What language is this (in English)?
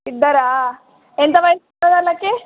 Telugu